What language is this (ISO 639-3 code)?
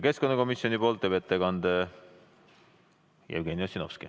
est